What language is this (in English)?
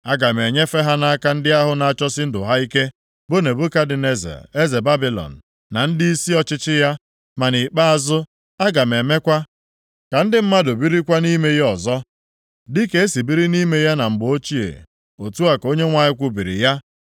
Igbo